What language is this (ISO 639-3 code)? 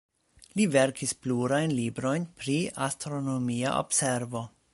epo